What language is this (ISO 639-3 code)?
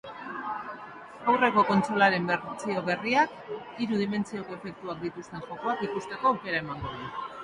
eus